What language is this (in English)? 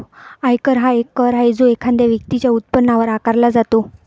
Marathi